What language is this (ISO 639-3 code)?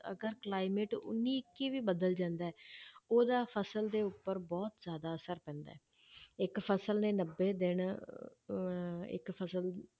pan